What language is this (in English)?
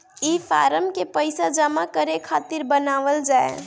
Bhojpuri